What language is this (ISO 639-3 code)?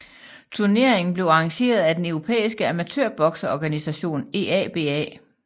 dan